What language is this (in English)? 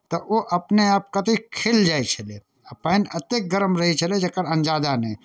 Maithili